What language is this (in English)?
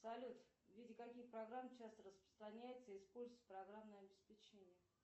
Russian